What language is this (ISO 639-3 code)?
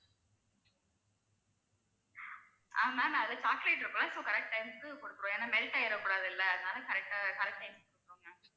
tam